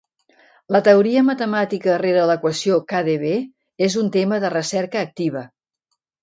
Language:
Catalan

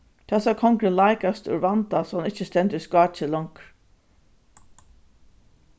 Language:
Faroese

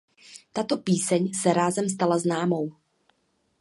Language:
Czech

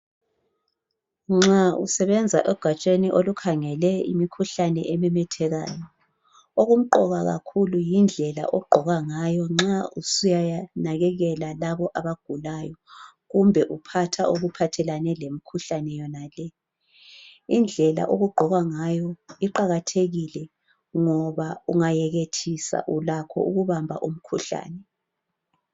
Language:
North Ndebele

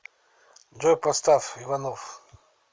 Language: Russian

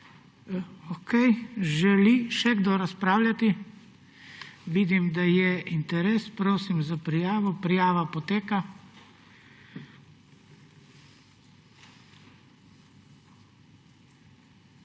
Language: Slovenian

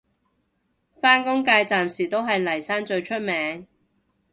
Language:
Cantonese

